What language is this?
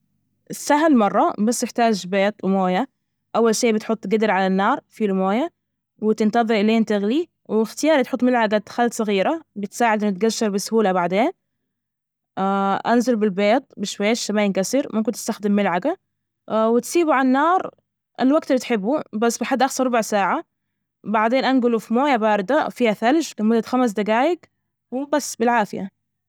Najdi Arabic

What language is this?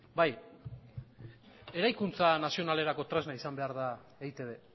Basque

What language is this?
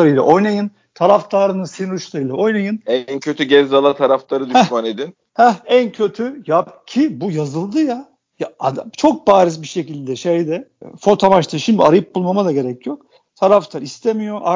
Turkish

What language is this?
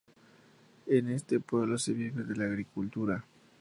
Spanish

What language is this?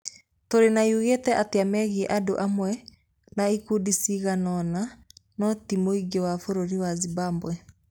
Kikuyu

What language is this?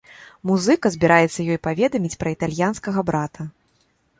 Belarusian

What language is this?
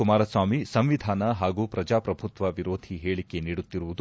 Kannada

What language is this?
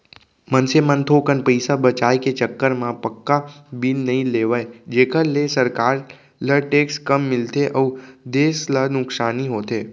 Chhattisgarhi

